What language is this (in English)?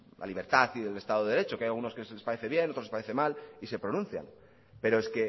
Spanish